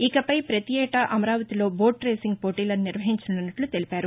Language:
Telugu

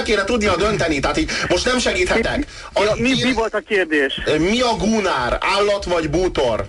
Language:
Hungarian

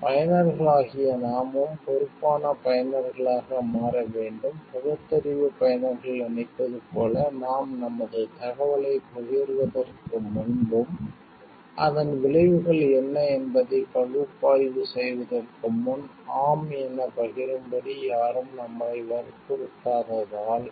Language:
Tamil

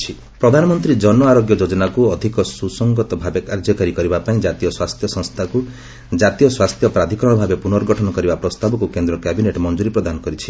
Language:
Odia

